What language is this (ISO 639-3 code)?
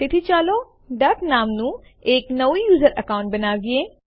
guj